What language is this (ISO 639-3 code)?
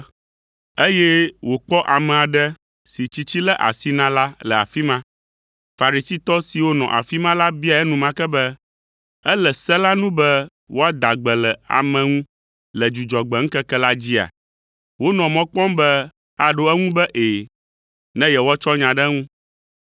ewe